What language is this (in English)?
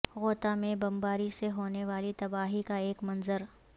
Urdu